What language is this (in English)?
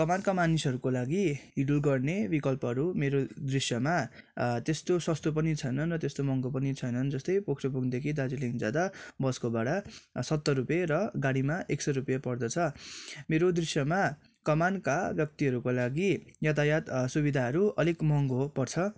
Nepali